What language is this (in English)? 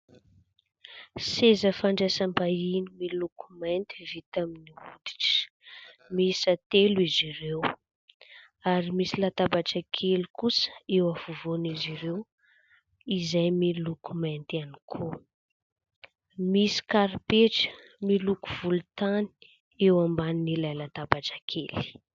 Malagasy